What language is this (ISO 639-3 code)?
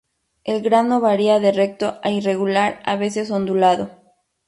spa